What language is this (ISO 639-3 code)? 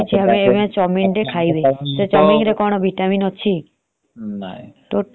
ori